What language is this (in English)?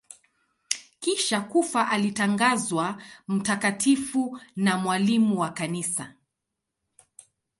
Swahili